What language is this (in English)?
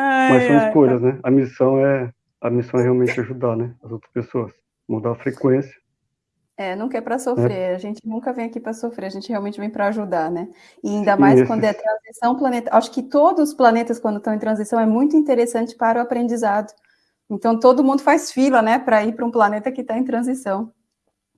Portuguese